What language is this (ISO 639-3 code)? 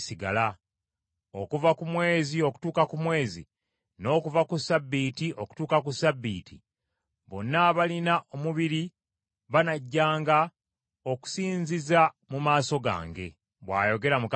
lug